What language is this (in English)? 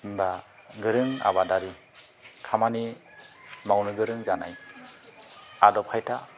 Bodo